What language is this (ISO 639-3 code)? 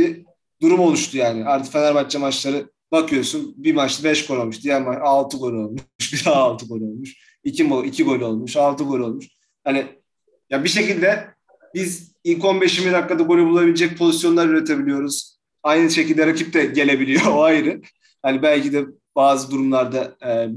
tur